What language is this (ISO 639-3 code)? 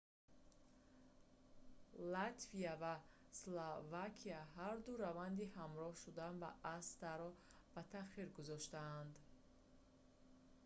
tgk